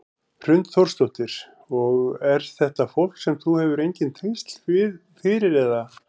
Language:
Icelandic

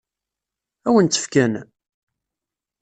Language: Kabyle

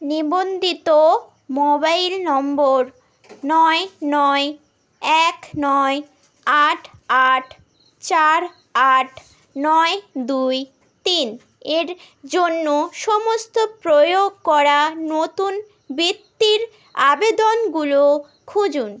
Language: Bangla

